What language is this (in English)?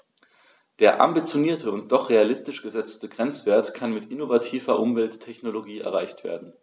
German